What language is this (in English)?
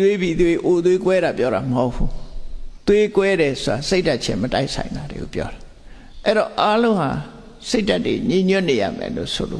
Vietnamese